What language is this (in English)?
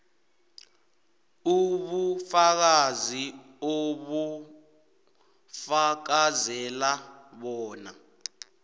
South Ndebele